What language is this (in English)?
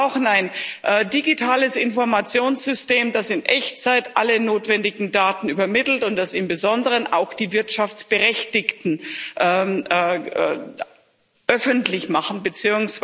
German